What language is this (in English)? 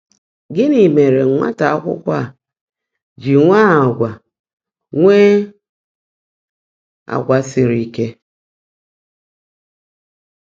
Igbo